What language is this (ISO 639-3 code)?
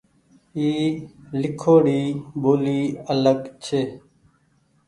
gig